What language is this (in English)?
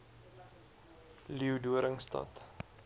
Afrikaans